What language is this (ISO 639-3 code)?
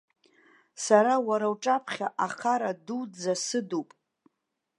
abk